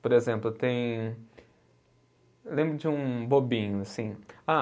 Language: Portuguese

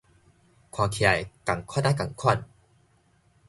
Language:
Min Nan Chinese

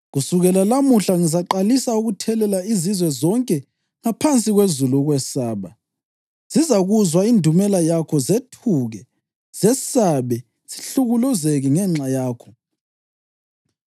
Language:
North Ndebele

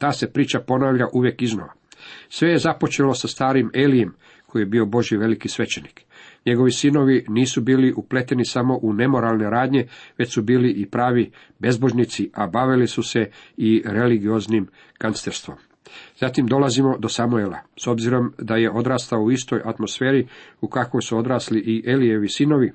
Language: Croatian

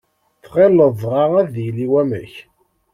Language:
Kabyle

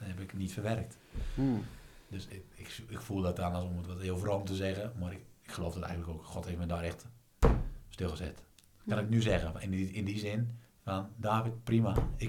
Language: Dutch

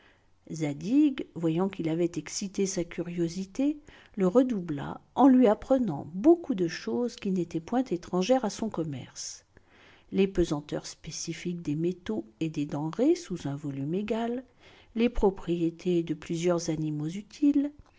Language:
French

